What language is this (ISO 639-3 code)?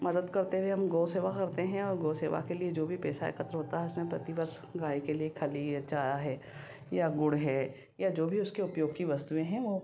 hin